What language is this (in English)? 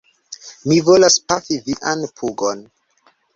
Esperanto